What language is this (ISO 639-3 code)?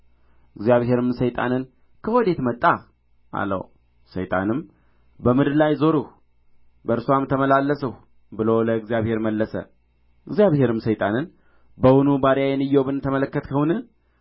amh